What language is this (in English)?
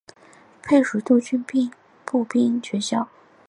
Chinese